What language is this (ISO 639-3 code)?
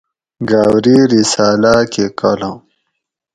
gwc